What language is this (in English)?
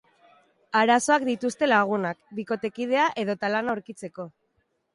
Basque